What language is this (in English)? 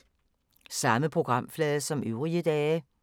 Danish